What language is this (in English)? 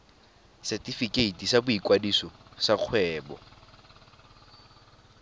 Tswana